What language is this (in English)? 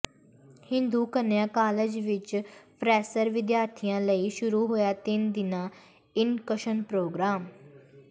Punjabi